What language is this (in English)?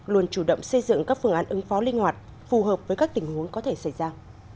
Vietnamese